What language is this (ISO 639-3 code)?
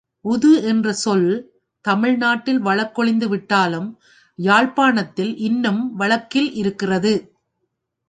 tam